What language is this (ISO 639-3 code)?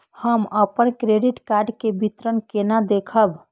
mai